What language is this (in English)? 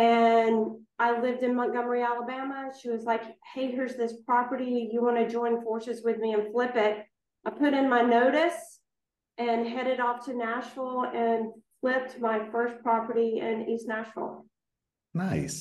English